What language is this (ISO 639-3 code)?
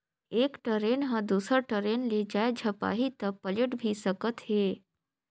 hne